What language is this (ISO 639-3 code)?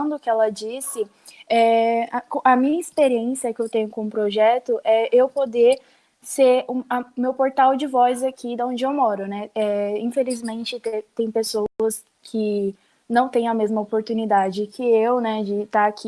por